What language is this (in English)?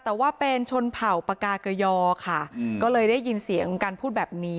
Thai